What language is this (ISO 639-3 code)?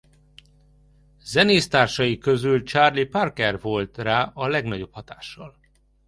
hun